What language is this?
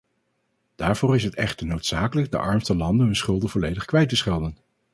Dutch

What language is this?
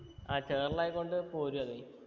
Malayalam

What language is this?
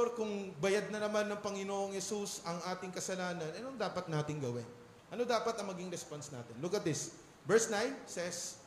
Filipino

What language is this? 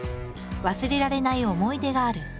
Japanese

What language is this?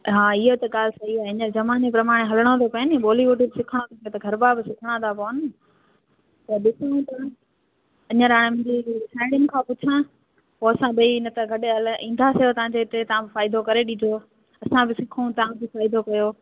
Sindhi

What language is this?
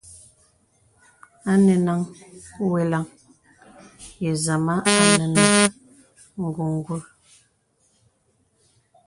Bebele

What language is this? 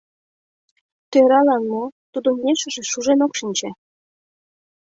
Mari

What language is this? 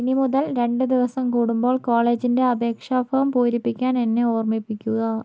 Malayalam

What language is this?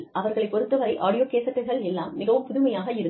Tamil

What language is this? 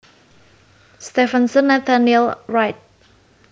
Javanese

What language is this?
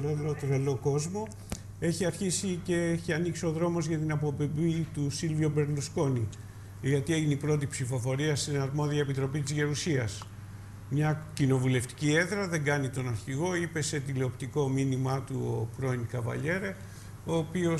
Greek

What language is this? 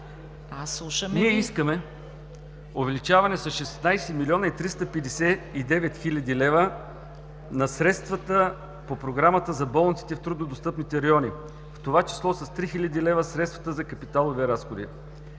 Bulgarian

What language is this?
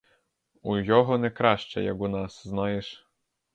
Ukrainian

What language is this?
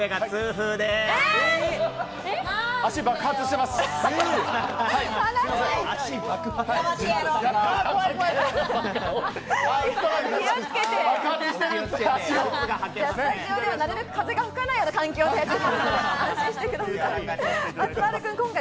Japanese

